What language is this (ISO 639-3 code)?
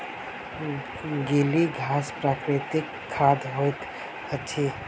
mai